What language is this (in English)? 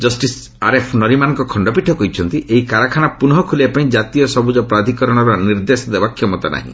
Odia